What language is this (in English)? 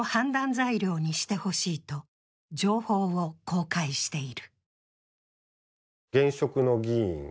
Japanese